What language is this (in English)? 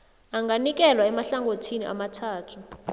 South Ndebele